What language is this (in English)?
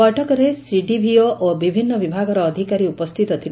Odia